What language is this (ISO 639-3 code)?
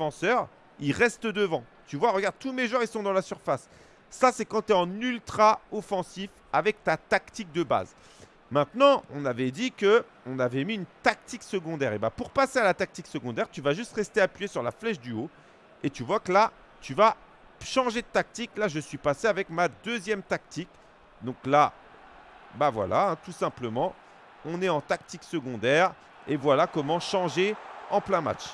fra